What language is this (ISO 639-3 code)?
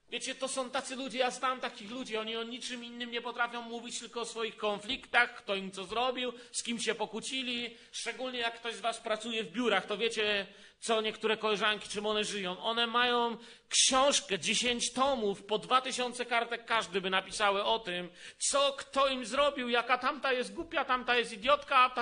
pol